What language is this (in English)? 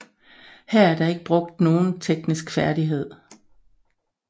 Danish